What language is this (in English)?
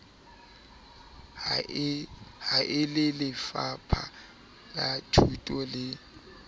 Southern Sotho